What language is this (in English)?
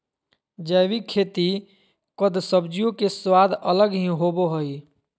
Magahi